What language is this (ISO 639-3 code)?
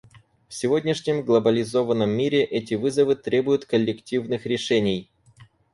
rus